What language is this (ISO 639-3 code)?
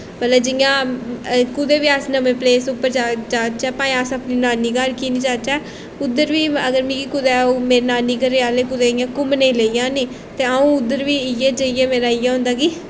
doi